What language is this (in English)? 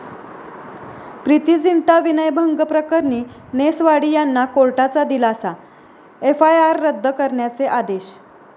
Marathi